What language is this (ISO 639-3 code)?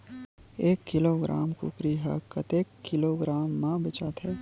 hne